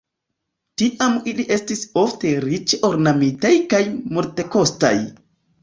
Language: Esperanto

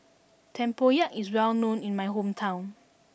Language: English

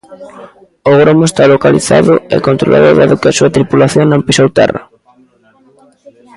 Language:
Galician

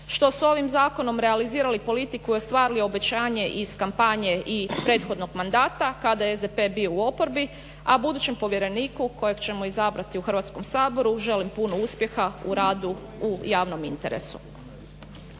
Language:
Croatian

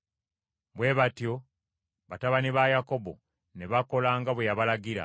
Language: Ganda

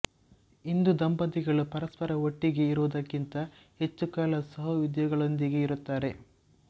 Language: Kannada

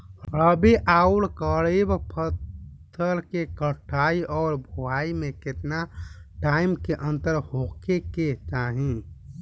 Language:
Bhojpuri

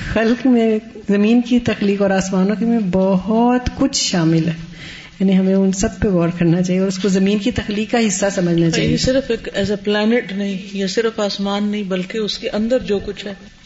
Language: Urdu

